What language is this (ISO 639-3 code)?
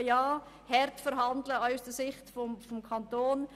gsw